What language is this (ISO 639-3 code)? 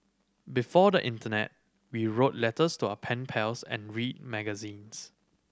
eng